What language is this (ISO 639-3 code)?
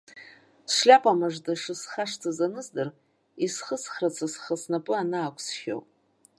abk